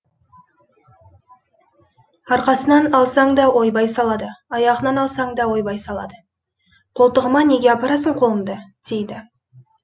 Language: Kazakh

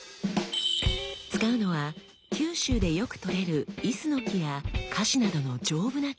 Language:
Japanese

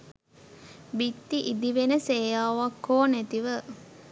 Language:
Sinhala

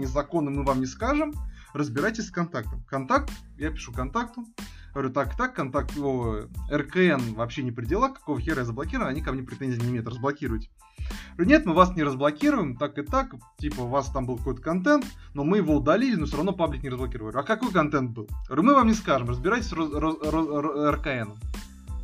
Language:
Russian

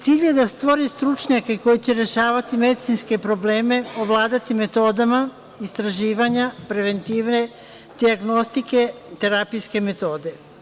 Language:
Serbian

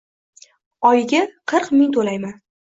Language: Uzbek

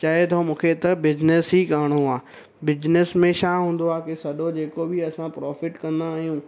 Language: Sindhi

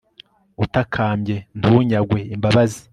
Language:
Kinyarwanda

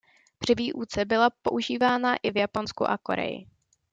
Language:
Czech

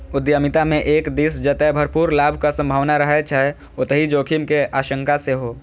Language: Maithili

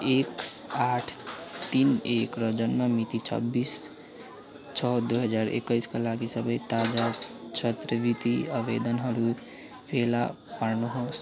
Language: Nepali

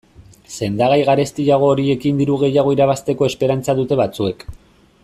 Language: Basque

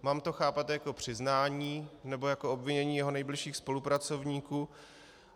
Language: Czech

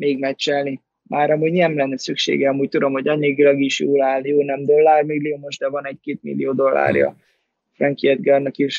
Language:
Hungarian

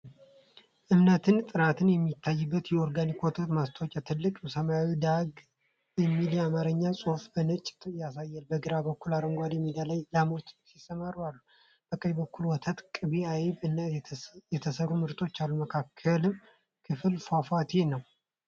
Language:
Amharic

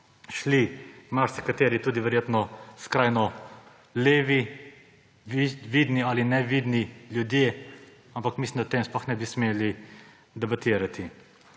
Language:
Slovenian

